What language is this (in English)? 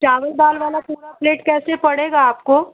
Hindi